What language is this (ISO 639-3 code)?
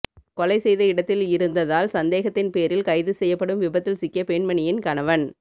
tam